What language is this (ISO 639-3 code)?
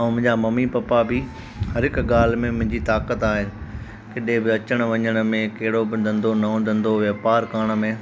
snd